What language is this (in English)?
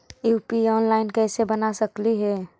Magahi